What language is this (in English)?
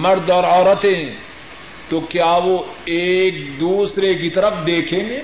Urdu